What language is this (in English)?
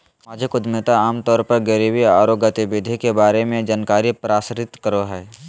Magahi